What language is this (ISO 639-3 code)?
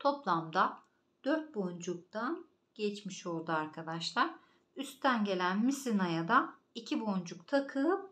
tur